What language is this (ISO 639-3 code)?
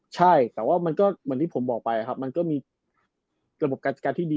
tha